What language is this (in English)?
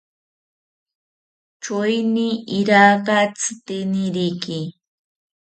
South Ucayali Ashéninka